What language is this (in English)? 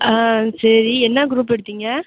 Tamil